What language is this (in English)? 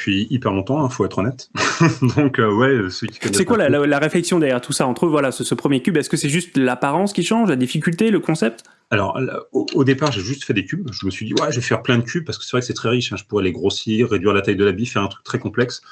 French